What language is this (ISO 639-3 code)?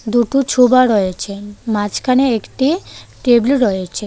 ben